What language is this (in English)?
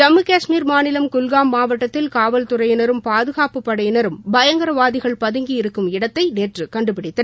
Tamil